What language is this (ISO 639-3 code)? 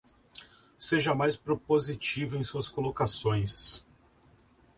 por